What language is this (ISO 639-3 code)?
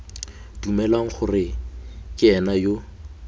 tsn